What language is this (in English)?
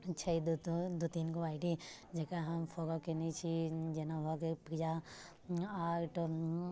Maithili